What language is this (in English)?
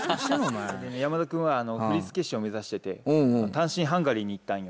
Japanese